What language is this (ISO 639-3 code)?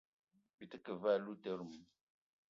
eto